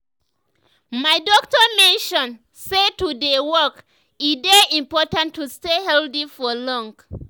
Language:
Nigerian Pidgin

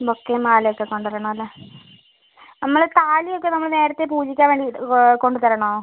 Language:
Malayalam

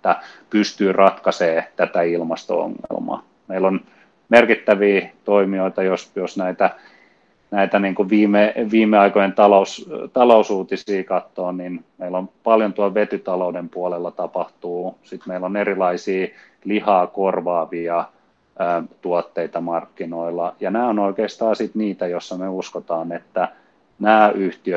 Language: Finnish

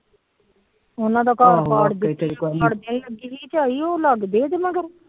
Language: Punjabi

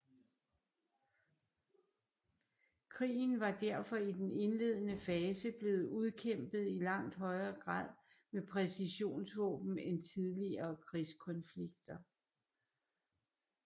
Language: Danish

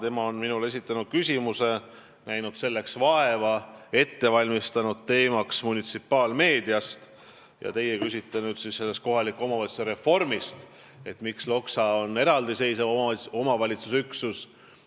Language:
Estonian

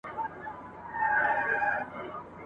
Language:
Pashto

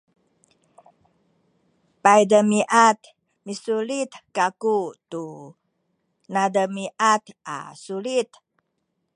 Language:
Sakizaya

